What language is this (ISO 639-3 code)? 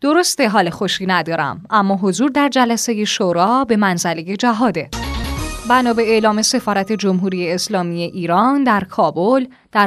fas